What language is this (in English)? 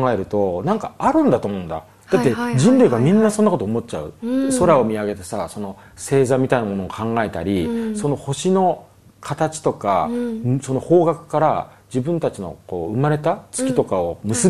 Japanese